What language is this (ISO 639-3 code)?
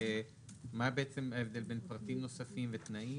heb